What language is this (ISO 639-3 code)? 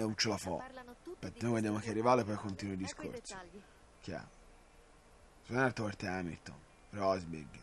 ita